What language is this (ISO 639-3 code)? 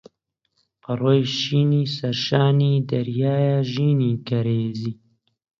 ckb